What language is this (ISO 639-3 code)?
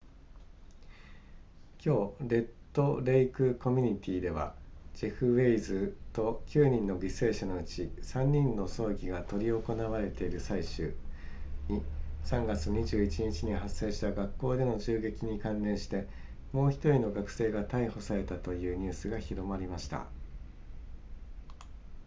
jpn